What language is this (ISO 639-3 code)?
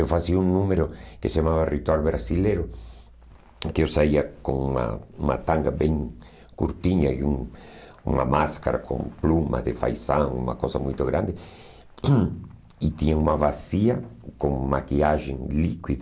por